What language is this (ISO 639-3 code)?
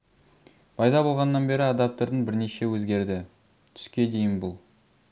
kaz